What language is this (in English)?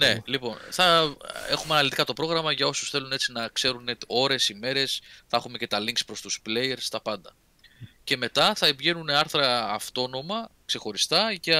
Greek